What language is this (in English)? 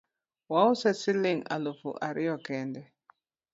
Luo (Kenya and Tanzania)